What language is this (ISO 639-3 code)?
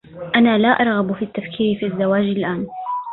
ara